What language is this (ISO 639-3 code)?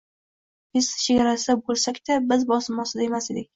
uzb